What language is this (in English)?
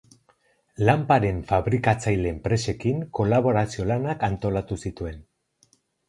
Basque